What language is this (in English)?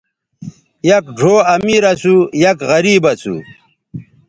Bateri